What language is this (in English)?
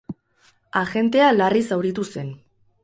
Basque